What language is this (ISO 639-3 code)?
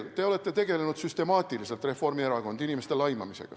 est